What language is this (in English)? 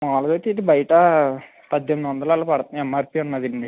Telugu